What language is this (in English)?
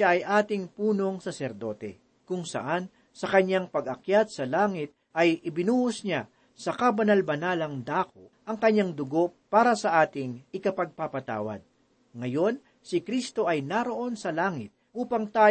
Filipino